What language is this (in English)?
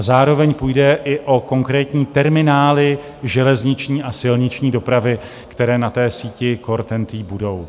Czech